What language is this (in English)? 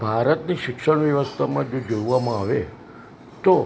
Gujarati